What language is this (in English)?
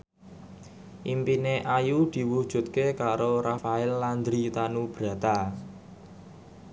Javanese